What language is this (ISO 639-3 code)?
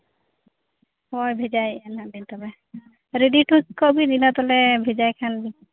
sat